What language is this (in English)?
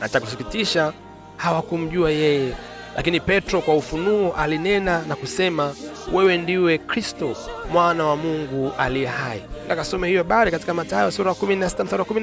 Swahili